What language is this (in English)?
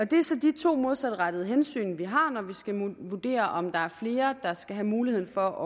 Danish